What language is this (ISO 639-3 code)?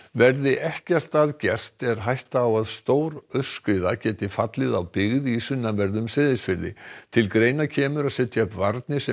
isl